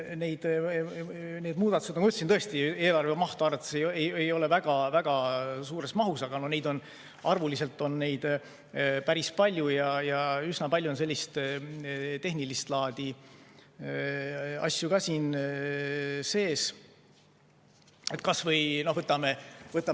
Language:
Estonian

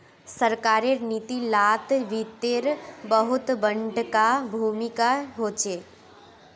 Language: Magahi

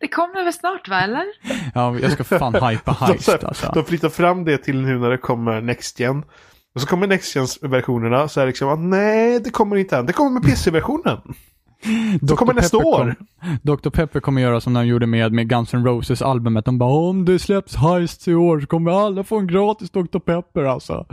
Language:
Swedish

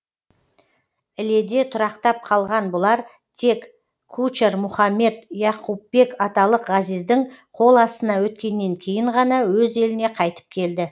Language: Kazakh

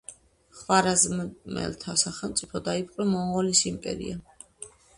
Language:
Georgian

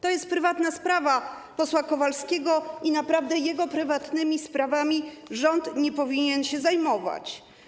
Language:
Polish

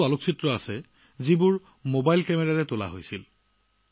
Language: Assamese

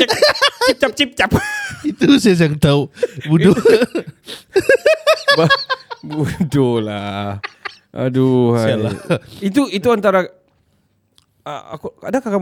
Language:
Malay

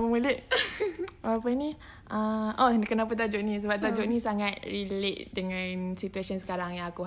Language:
Malay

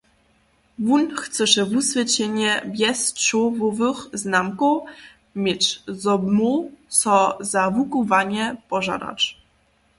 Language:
Upper Sorbian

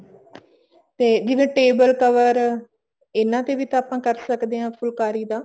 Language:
Punjabi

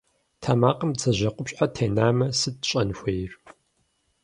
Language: Kabardian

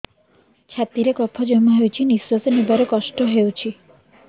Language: Odia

